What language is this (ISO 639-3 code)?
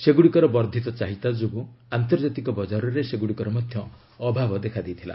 ori